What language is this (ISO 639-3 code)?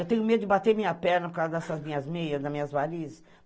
por